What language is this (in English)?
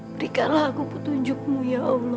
Indonesian